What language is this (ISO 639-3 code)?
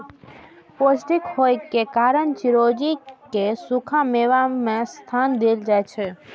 mai